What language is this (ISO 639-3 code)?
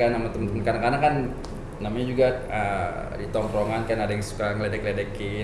ind